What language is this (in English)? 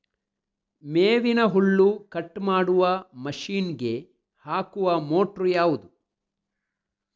Kannada